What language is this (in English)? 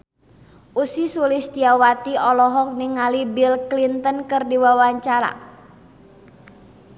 Sundanese